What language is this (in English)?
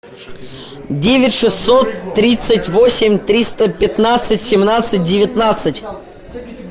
Russian